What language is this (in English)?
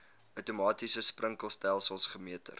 Afrikaans